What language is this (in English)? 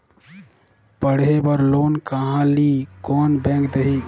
Chhattisgarhi